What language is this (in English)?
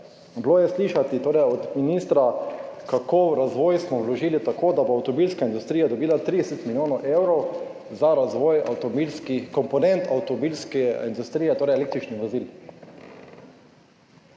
Slovenian